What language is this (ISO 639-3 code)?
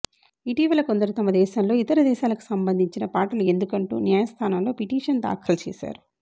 tel